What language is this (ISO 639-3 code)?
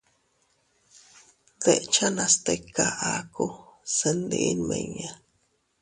cut